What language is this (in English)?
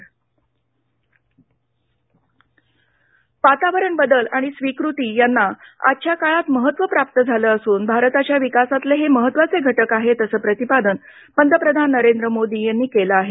Marathi